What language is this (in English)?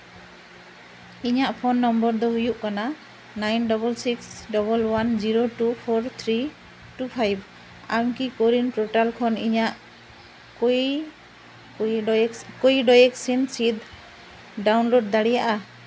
Santali